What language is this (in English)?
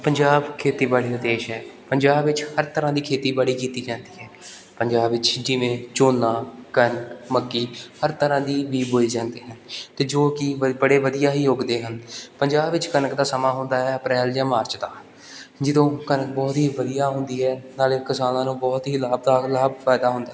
Punjabi